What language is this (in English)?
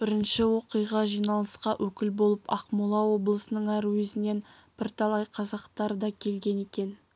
Kazakh